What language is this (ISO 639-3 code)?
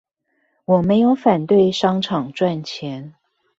zho